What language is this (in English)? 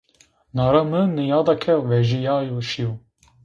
Zaza